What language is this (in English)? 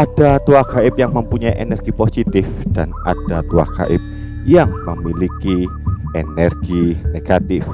Indonesian